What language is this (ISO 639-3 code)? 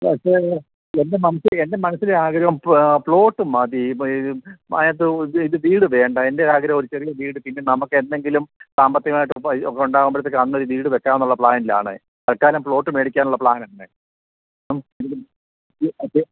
mal